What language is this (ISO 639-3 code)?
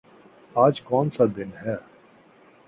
urd